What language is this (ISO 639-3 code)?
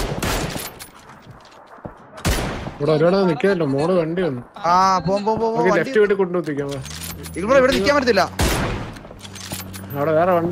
mal